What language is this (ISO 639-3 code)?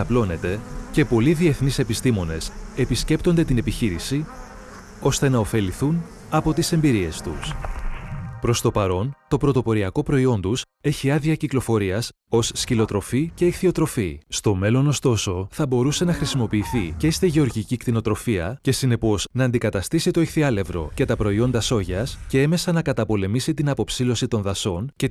ell